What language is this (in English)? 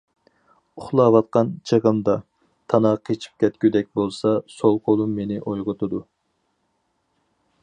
Uyghur